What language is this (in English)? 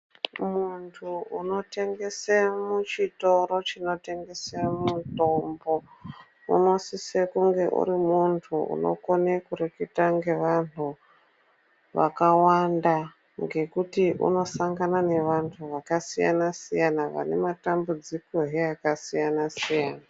Ndau